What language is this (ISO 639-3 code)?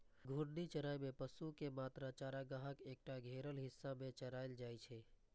mai